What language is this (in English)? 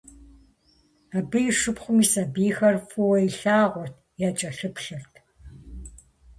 Kabardian